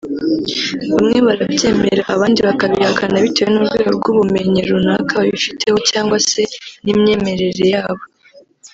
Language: Kinyarwanda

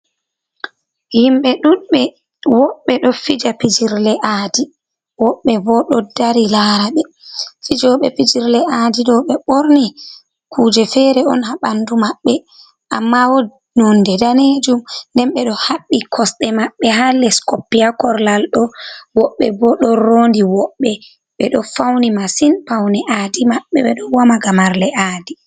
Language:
Fula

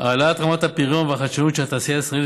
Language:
Hebrew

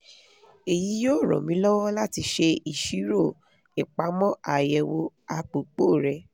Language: Yoruba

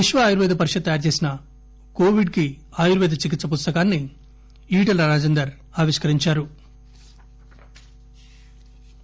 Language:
Telugu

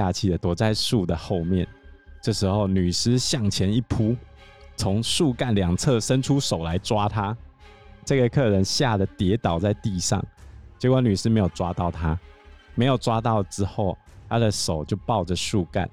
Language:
Chinese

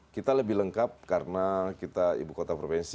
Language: Indonesian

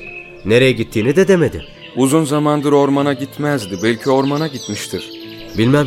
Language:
Turkish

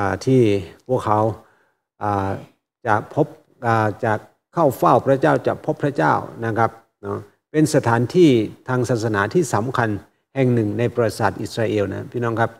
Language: Thai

